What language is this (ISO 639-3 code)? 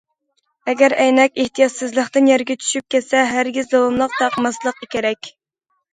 uig